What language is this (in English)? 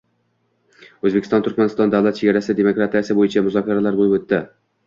Uzbek